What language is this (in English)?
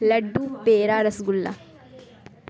Urdu